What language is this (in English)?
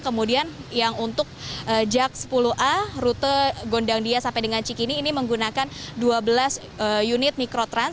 Indonesian